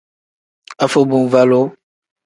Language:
Tem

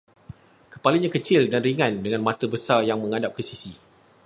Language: Malay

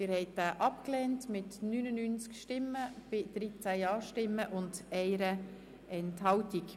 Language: Swiss German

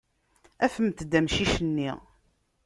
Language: Kabyle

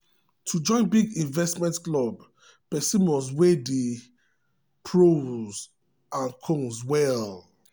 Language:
Nigerian Pidgin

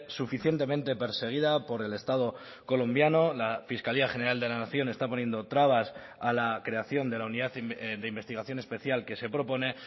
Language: Spanish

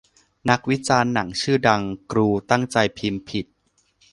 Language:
Thai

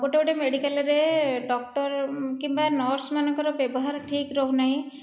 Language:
Odia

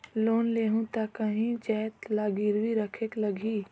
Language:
Chhattisgarhi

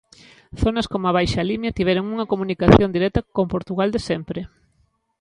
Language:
Galician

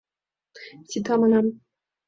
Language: Mari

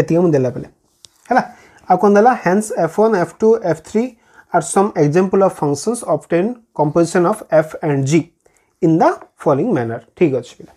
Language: Hindi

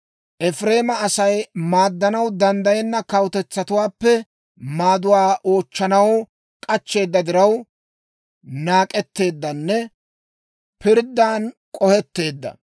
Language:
Dawro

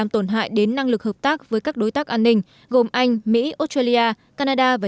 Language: Vietnamese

